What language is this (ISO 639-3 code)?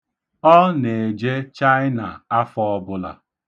ibo